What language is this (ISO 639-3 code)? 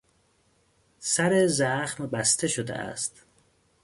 fas